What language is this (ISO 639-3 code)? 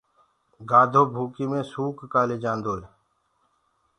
ggg